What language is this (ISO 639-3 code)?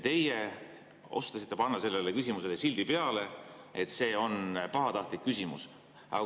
est